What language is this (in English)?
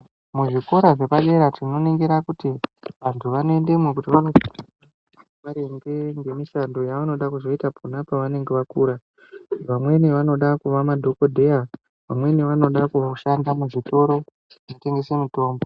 Ndau